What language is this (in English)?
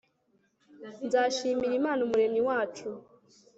Kinyarwanda